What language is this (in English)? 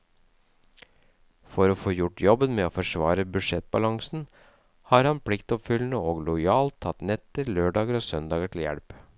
Norwegian